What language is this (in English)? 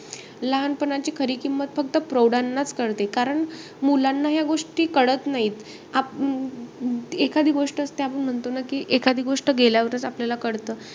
Marathi